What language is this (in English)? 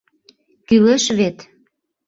Mari